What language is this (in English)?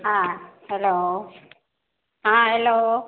Maithili